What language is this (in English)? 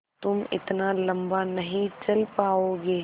Hindi